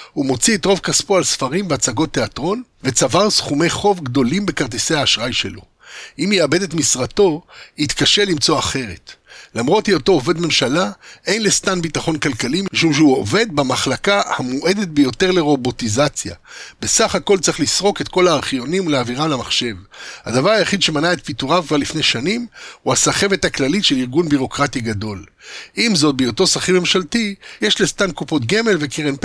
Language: Hebrew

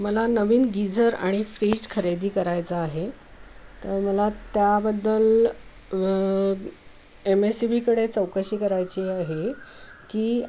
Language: Marathi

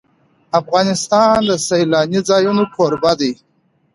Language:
Pashto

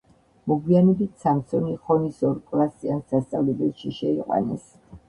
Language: Georgian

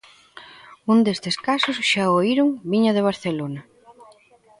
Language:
Galician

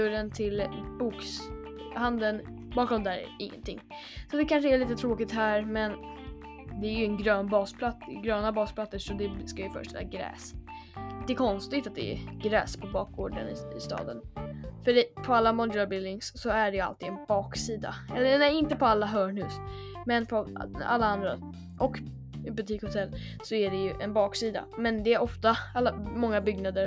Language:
Swedish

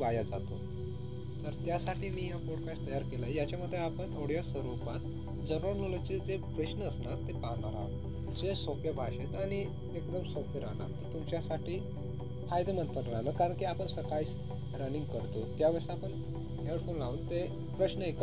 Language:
Marathi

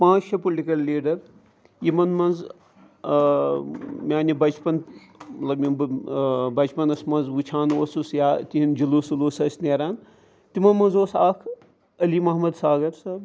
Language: Kashmiri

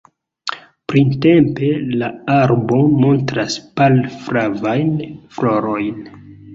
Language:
Esperanto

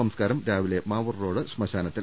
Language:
Malayalam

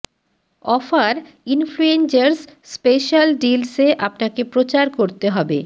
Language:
Bangla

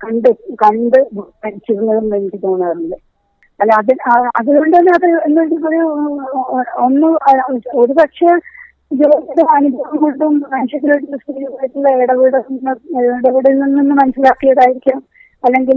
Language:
Malayalam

